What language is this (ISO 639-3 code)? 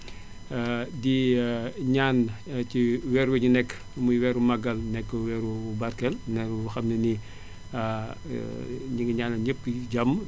wol